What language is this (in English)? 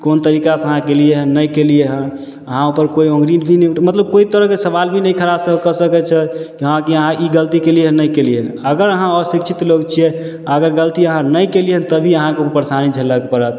Maithili